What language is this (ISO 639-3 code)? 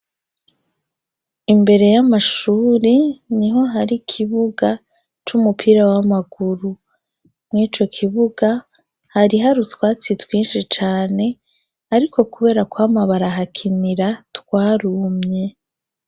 run